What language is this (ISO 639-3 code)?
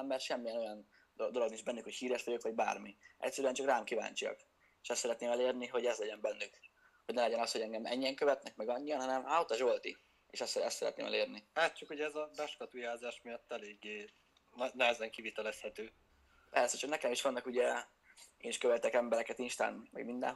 hun